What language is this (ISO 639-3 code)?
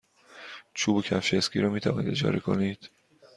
fas